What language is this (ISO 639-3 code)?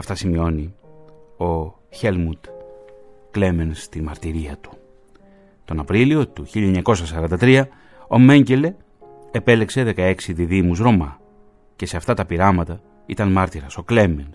ell